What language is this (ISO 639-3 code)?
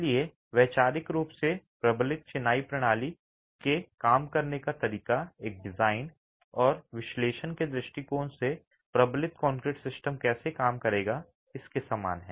hin